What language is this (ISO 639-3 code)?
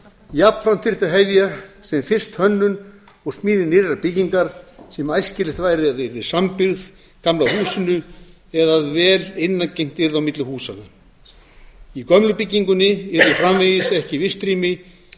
isl